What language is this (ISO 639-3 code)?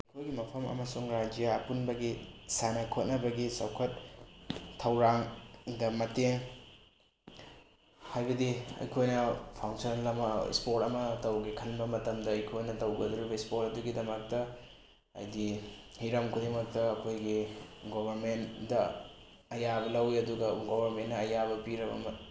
mni